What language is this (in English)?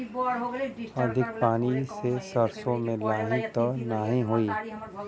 Bhojpuri